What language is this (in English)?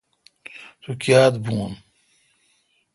Kalkoti